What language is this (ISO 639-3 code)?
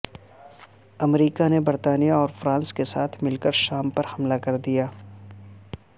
urd